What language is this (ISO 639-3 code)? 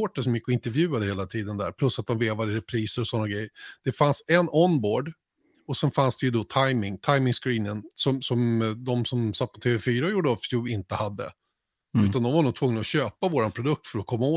swe